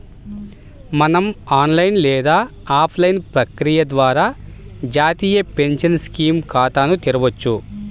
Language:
Telugu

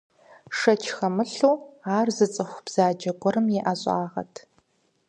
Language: Kabardian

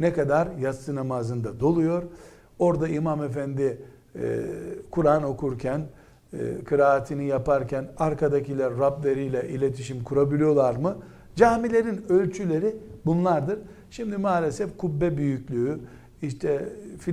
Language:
Turkish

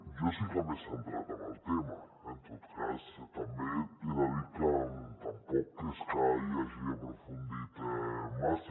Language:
Catalan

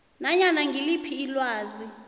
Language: South Ndebele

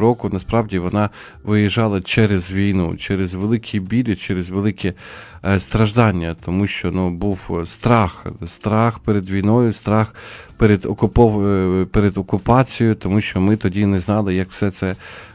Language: Ukrainian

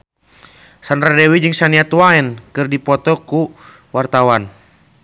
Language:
Sundanese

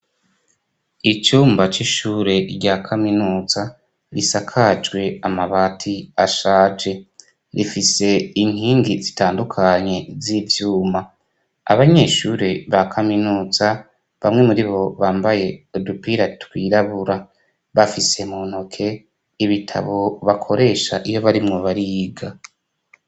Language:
Rundi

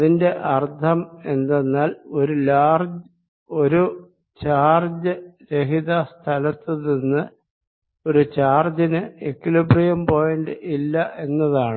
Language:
Malayalam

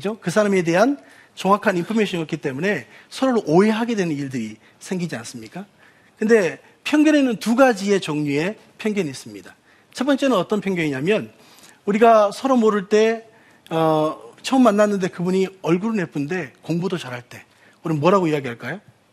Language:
Korean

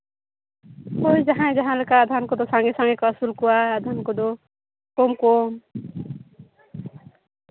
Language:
Santali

